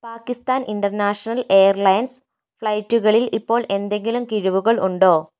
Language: Malayalam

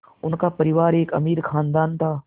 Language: Hindi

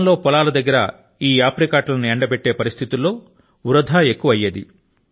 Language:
Telugu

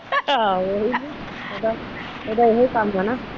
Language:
Punjabi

